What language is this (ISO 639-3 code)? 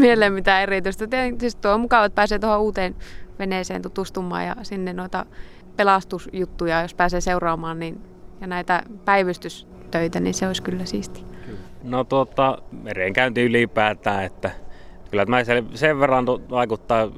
fin